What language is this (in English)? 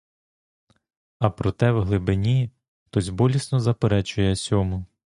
Ukrainian